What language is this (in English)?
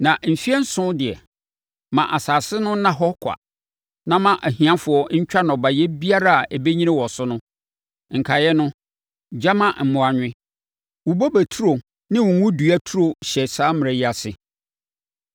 Akan